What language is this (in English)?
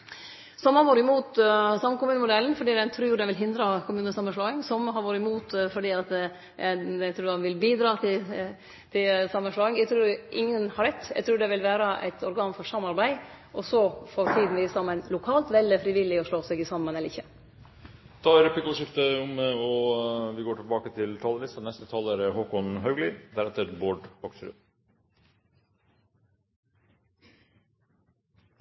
Norwegian